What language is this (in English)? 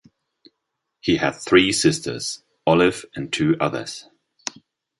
English